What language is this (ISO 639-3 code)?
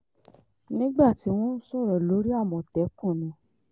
yor